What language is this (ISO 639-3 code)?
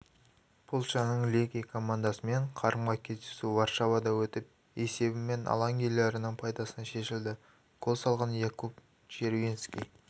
kaz